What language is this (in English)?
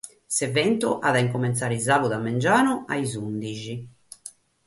Sardinian